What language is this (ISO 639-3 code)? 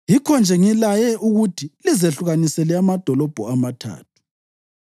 nde